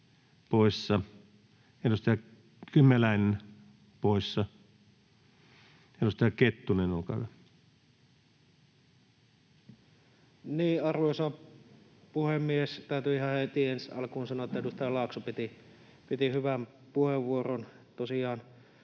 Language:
Finnish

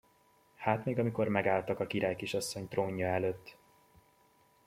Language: Hungarian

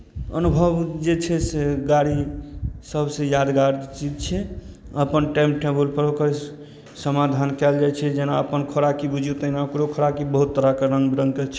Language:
Maithili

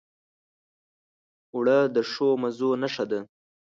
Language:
Pashto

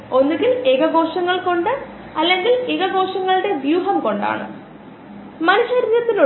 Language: Malayalam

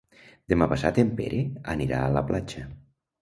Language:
Catalan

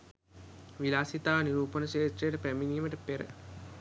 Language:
Sinhala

